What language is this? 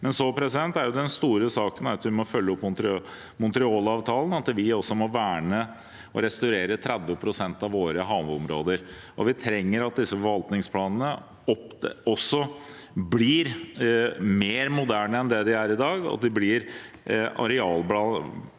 Norwegian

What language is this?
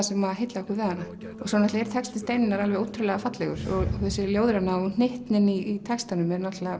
Icelandic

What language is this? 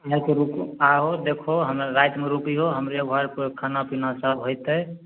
Maithili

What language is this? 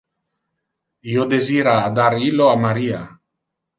Interlingua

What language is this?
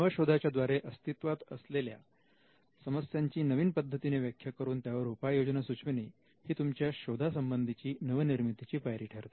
Marathi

